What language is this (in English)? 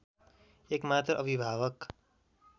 Nepali